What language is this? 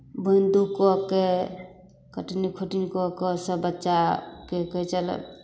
Maithili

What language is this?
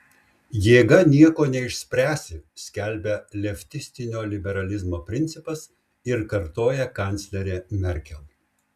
Lithuanian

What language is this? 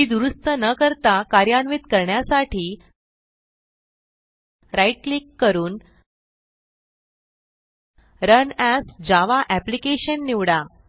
Marathi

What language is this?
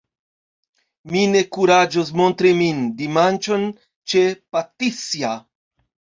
Esperanto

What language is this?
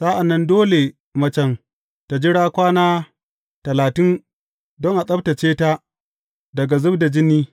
Hausa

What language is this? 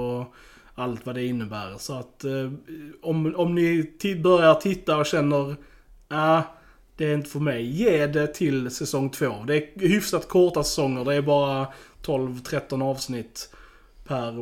Swedish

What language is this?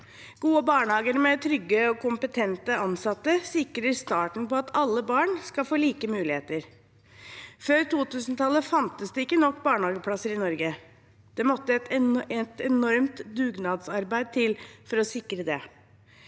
Norwegian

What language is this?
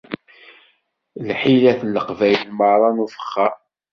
Kabyle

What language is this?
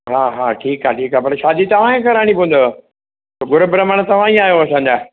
Sindhi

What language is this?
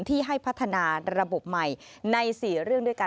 Thai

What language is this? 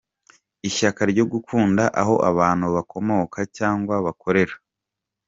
Kinyarwanda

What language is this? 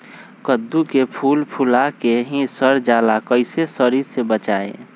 Magahi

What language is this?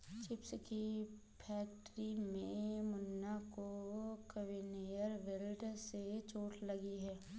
Hindi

